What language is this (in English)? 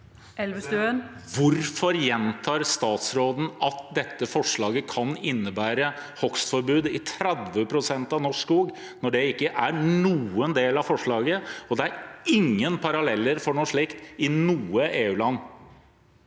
Norwegian